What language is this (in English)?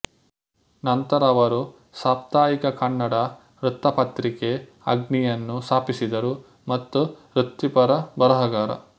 Kannada